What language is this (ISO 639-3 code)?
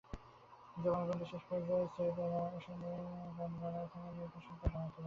ben